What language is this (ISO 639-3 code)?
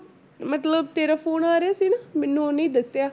pan